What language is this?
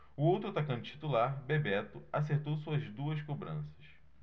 Portuguese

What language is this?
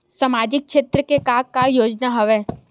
Chhattisgarhi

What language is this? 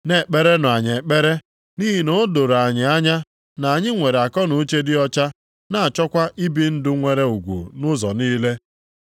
Igbo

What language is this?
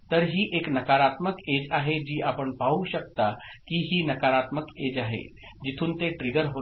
Marathi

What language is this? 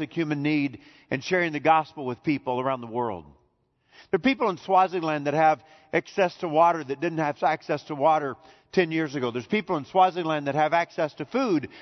English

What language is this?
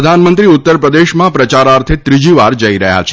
Gujarati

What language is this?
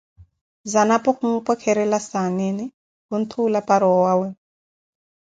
Koti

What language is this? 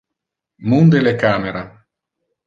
Interlingua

